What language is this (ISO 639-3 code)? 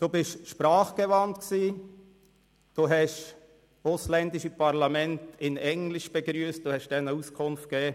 gsw